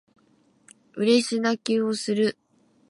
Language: Japanese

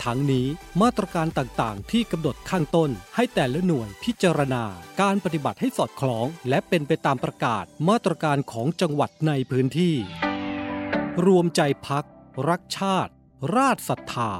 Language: Thai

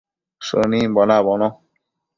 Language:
Matsés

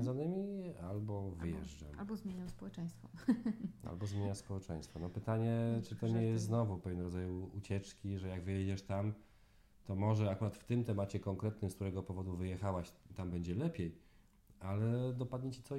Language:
Polish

